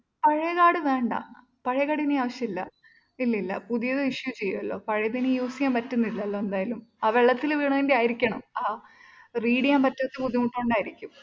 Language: Malayalam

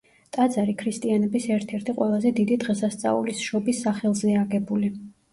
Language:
Georgian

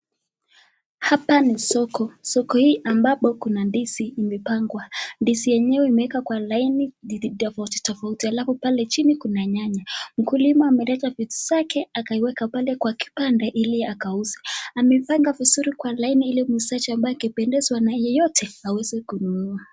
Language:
Swahili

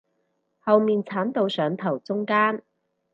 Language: Cantonese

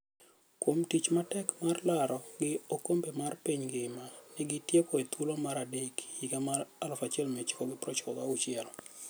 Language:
Luo (Kenya and Tanzania)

